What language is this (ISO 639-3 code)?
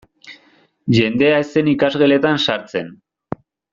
eus